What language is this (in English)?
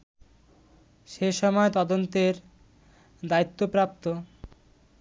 Bangla